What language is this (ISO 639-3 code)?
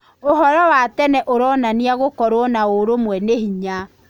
kik